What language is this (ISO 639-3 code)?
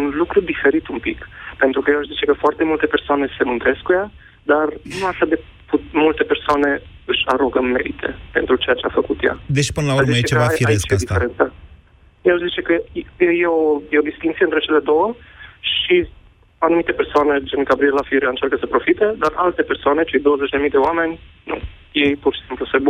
ron